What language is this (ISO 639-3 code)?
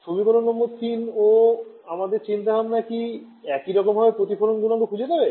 ben